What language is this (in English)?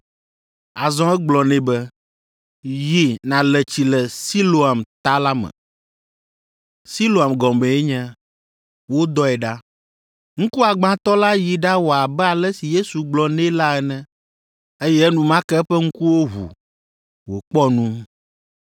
Ewe